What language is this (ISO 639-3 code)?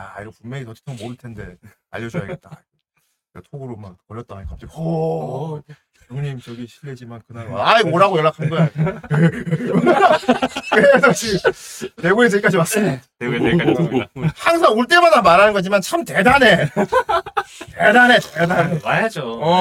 kor